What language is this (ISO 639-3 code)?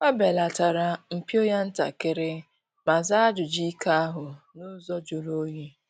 ibo